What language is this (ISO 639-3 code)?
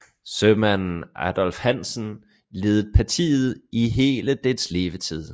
dan